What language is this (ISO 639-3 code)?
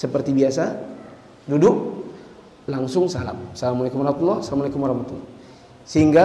ind